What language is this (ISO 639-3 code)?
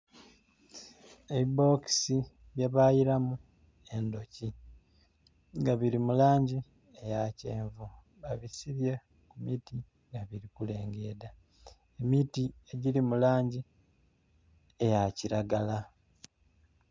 xog